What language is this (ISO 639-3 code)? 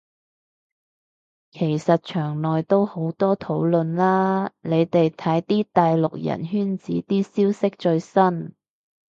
yue